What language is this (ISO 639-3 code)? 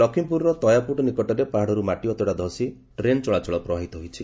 ori